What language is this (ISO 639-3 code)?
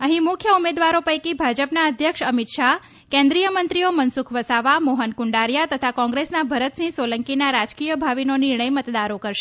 guj